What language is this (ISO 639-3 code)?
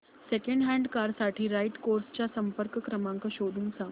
mar